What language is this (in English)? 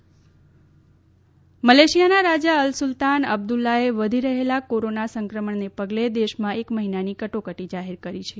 Gujarati